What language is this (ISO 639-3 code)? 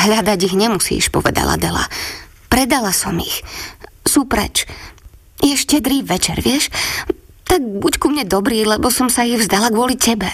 slk